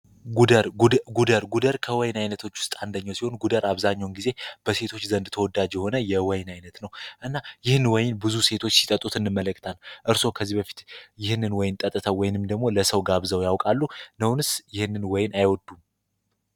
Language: Amharic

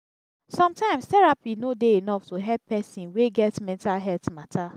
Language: Nigerian Pidgin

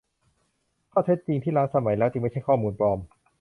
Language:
Thai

